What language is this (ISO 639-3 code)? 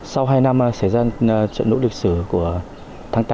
vie